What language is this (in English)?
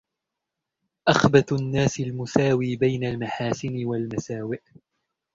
Arabic